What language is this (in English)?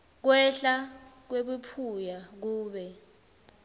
Swati